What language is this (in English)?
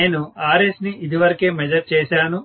Telugu